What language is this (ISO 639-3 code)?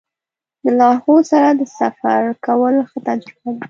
pus